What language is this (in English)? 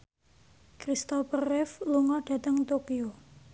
Javanese